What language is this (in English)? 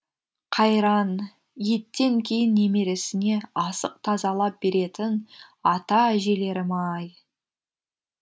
Kazakh